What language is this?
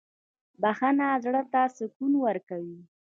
Pashto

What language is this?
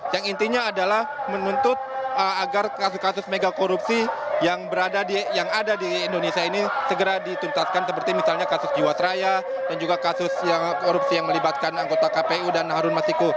Indonesian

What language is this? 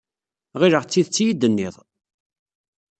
Kabyle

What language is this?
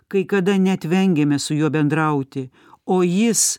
Lithuanian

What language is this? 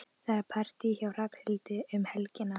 Icelandic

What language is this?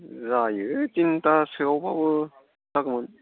Bodo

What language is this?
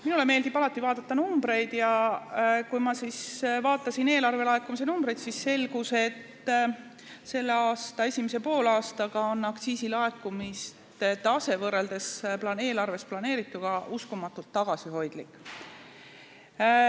Estonian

